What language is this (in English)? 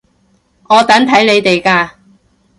Cantonese